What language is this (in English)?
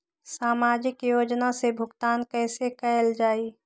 Magahi